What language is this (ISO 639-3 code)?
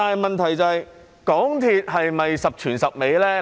yue